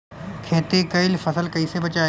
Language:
Bhojpuri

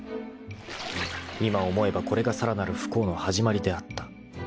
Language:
Japanese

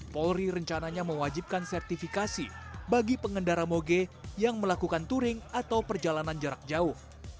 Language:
Indonesian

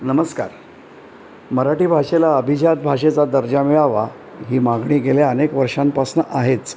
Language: Marathi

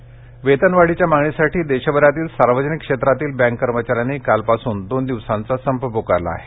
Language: Marathi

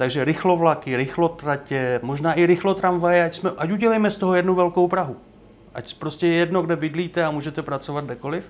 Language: Czech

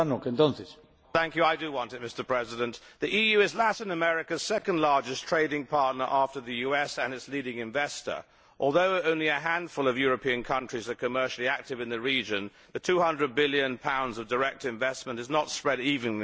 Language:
English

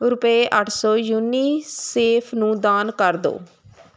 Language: Punjabi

